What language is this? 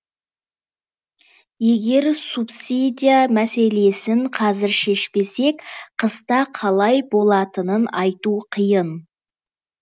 Kazakh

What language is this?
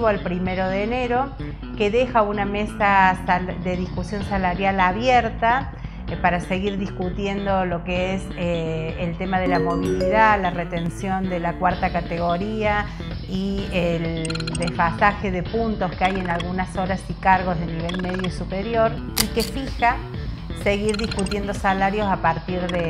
Spanish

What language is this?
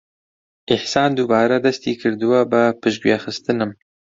Central Kurdish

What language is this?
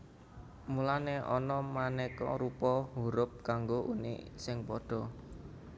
Javanese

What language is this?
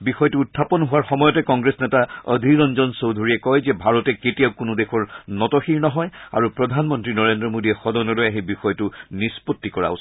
Assamese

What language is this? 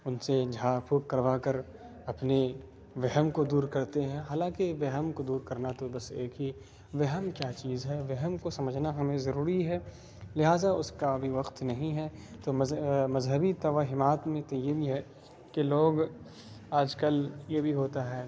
Urdu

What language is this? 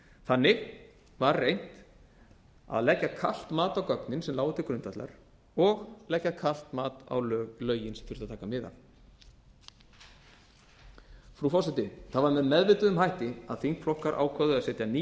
Icelandic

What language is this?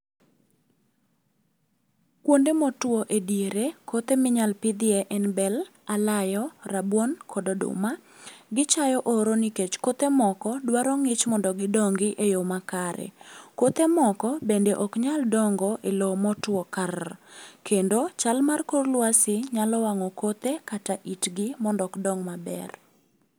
Luo (Kenya and Tanzania)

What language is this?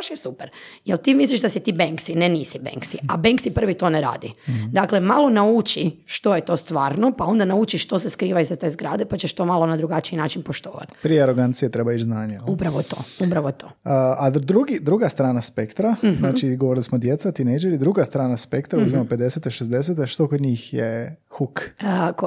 Croatian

